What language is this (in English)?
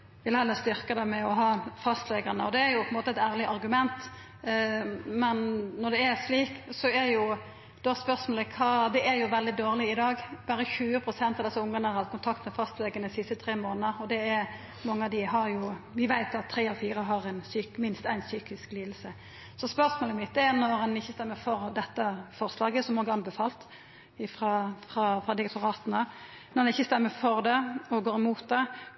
Norwegian Nynorsk